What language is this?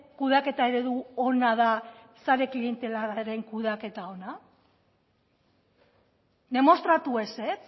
Basque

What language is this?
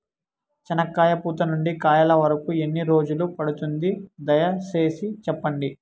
Telugu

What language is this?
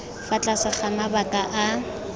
Tswana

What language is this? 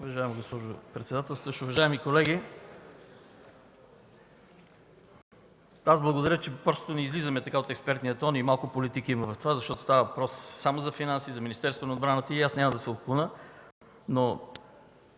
Bulgarian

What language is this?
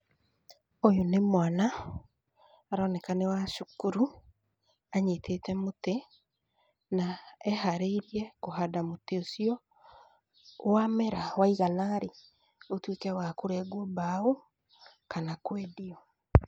Kikuyu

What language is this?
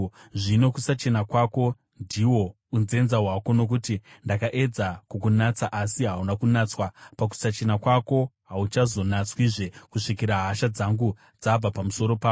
Shona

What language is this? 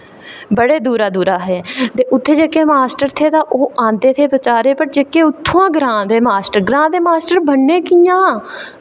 Dogri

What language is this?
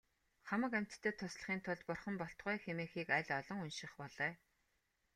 Mongolian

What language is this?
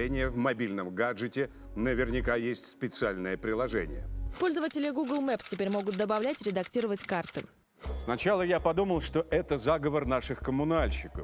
Russian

